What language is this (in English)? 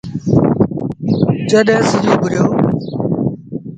Sindhi Bhil